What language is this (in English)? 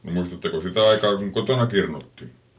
Finnish